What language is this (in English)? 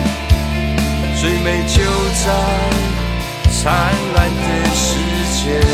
Chinese